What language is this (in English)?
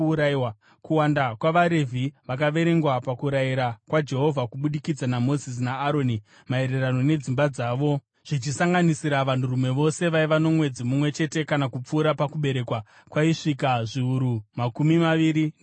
Shona